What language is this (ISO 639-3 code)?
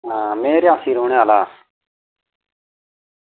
doi